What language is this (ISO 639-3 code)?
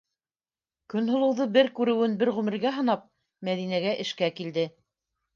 bak